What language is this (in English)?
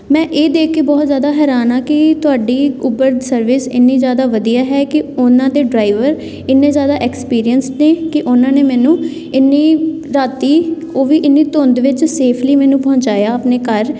Punjabi